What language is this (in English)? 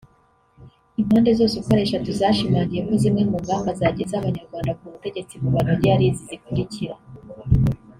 Kinyarwanda